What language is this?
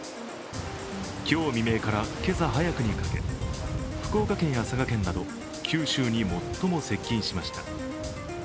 Japanese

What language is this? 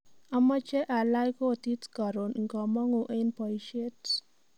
Kalenjin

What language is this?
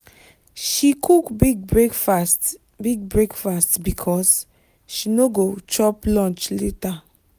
Nigerian Pidgin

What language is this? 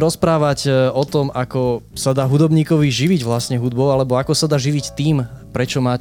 Slovak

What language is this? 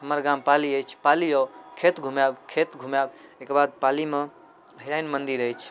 Maithili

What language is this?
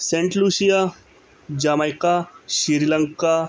Punjabi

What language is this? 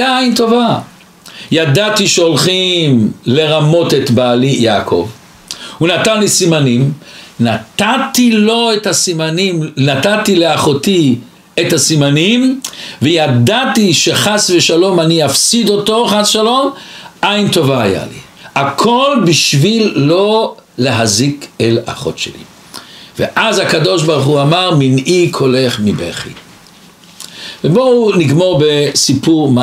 Hebrew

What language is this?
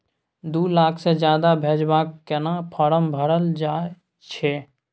Maithili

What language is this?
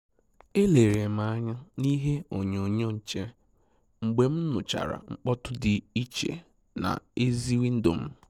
Igbo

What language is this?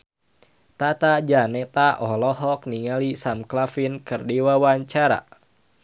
Sundanese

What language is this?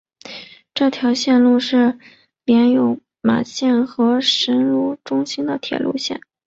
Chinese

